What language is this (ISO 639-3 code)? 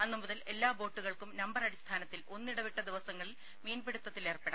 mal